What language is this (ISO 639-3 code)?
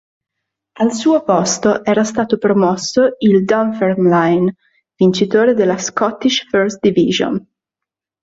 ita